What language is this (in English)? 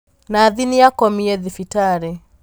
Kikuyu